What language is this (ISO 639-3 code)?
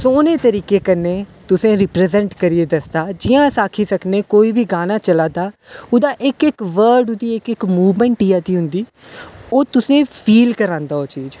doi